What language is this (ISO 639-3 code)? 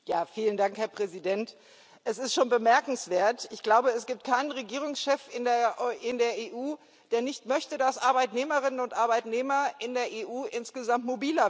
deu